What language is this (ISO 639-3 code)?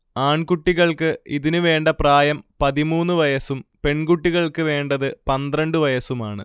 mal